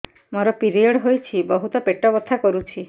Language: Odia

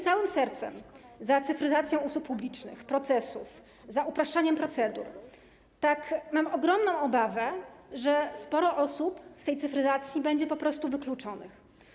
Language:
Polish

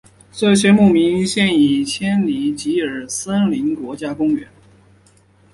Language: Chinese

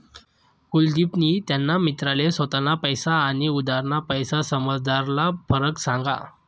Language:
Marathi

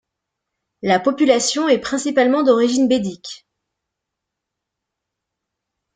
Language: French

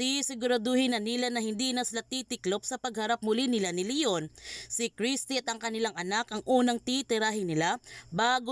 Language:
Filipino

